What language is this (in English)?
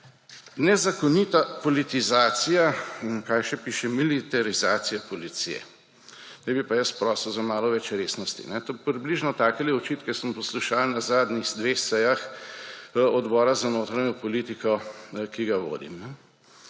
Slovenian